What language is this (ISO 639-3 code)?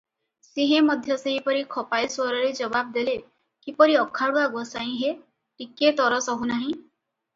ori